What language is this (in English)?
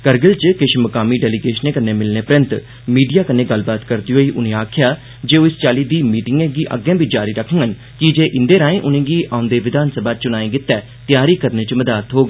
Dogri